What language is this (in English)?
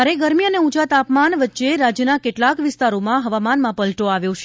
Gujarati